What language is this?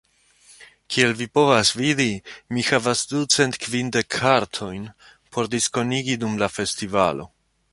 Esperanto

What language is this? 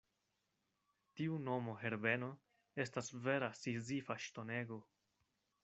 Esperanto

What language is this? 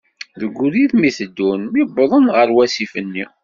Kabyle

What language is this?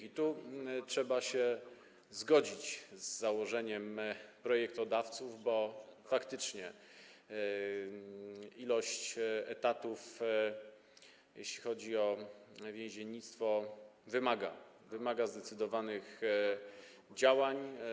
Polish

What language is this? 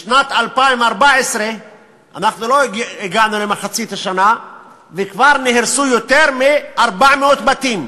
Hebrew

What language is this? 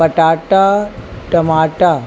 Sindhi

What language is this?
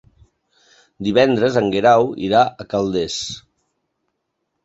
Catalan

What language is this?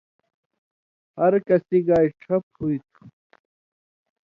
Indus Kohistani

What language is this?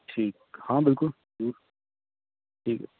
Punjabi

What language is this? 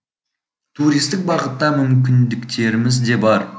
Kazakh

